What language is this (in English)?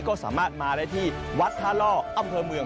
Thai